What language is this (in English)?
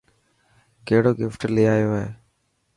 Dhatki